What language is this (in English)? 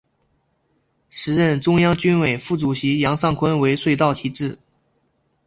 Chinese